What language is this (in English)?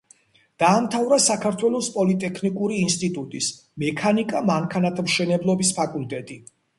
Georgian